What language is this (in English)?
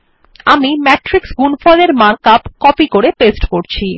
Bangla